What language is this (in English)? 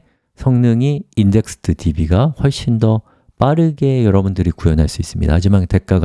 Korean